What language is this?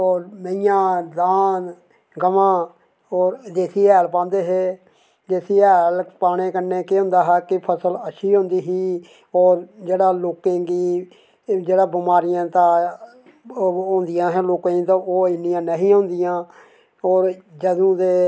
Dogri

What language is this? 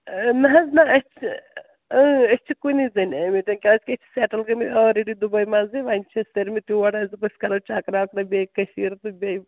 Kashmiri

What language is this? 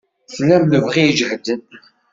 Kabyle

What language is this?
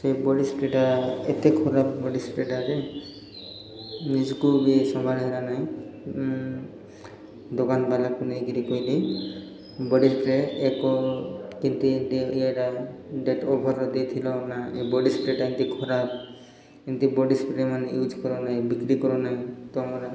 Odia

